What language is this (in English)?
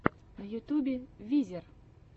Russian